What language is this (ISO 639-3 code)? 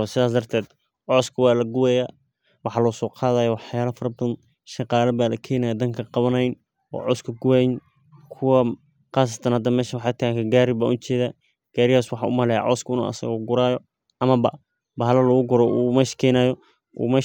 som